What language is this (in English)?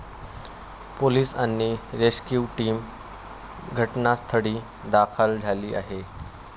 Marathi